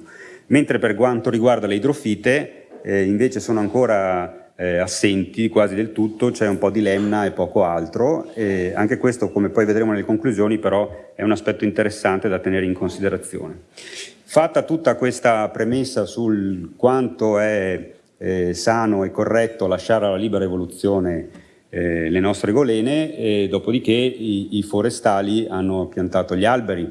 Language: Italian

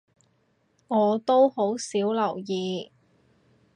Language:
Cantonese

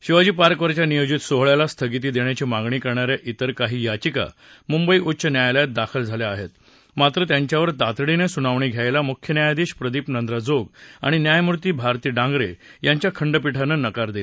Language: Marathi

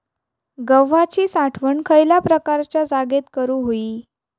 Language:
Marathi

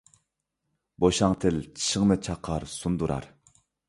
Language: Uyghur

